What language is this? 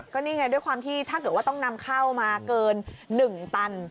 Thai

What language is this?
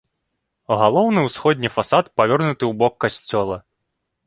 Belarusian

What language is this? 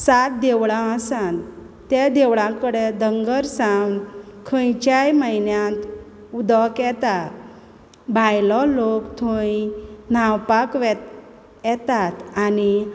Konkani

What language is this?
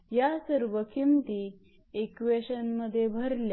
Marathi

